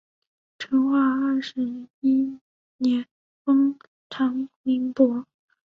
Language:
Chinese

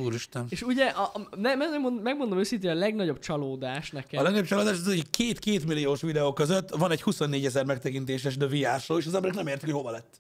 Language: Hungarian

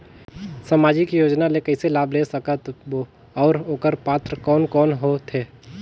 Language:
Chhattisgarhi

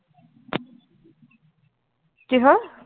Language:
Assamese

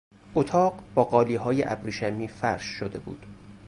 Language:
Persian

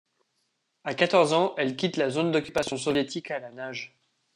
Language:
French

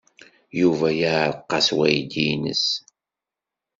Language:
Kabyle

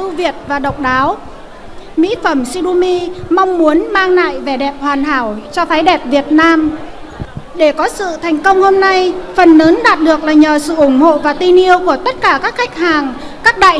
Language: Vietnamese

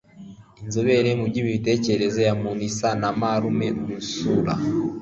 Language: Kinyarwanda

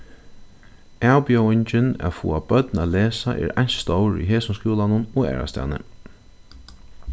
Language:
Faroese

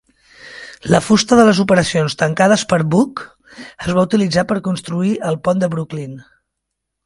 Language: Catalan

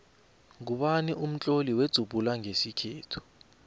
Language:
South Ndebele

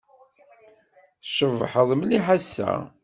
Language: Kabyle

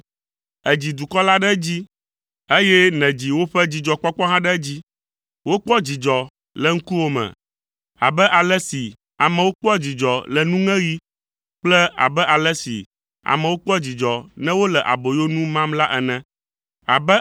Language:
Ewe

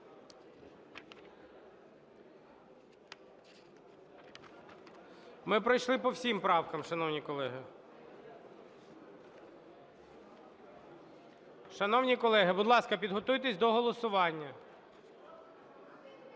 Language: Ukrainian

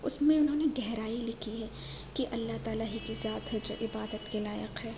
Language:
Urdu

